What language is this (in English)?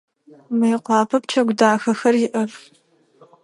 Adyghe